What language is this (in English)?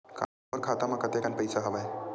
Chhattisgarhi